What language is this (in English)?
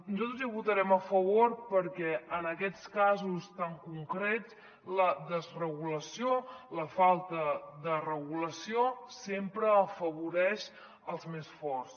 Catalan